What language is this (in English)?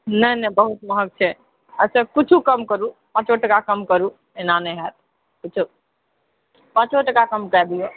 Maithili